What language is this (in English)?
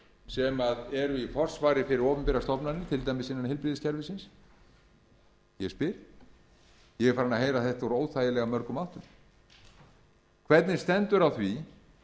Icelandic